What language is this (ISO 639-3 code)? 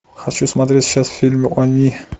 rus